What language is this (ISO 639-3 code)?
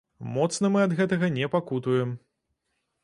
bel